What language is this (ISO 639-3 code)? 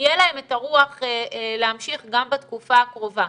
heb